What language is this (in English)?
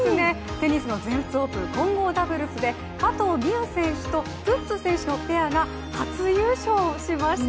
Japanese